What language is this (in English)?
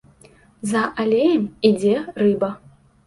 Belarusian